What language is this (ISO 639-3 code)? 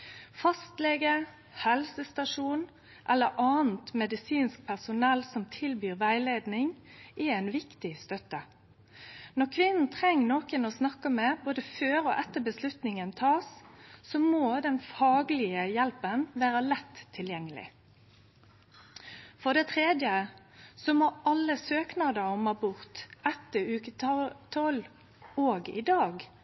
nno